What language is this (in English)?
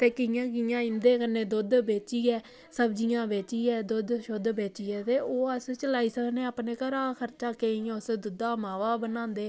Dogri